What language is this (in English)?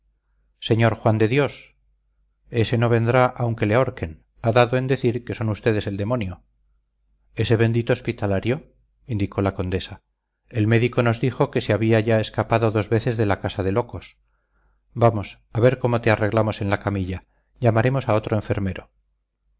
Spanish